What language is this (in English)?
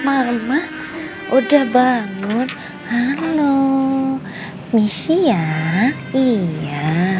Indonesian